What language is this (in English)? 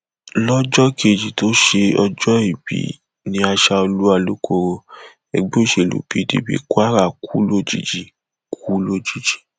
Yoruba